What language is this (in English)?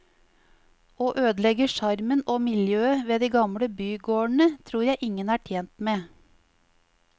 Norwegian